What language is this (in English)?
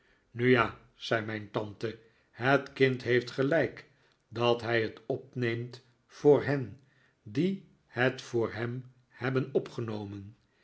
Dutch